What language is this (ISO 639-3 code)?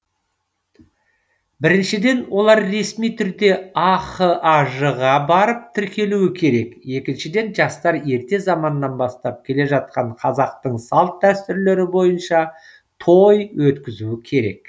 kaz